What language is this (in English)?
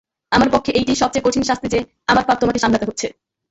Bangla